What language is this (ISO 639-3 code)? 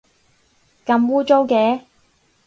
yue